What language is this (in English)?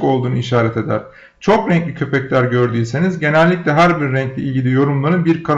Turkish